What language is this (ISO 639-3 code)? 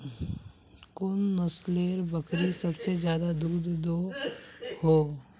mag